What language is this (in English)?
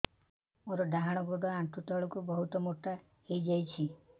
Odia